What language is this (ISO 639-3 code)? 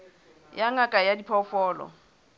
sot